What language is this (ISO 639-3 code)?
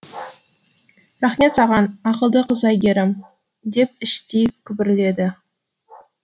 kaz